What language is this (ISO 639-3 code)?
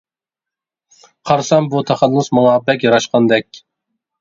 uig